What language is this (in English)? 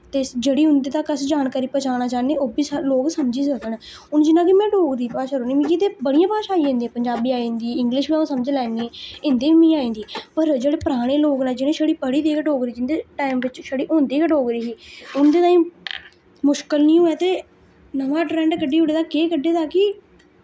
Dogri